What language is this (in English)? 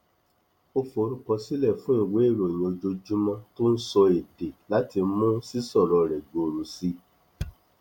Yoruba